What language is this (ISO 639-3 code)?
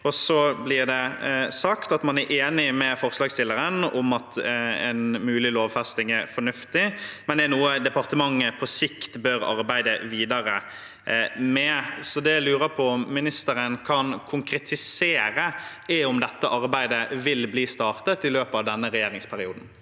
nor